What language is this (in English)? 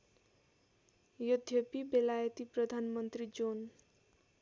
Nepali